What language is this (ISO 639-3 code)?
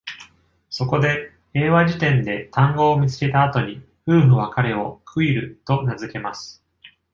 jpn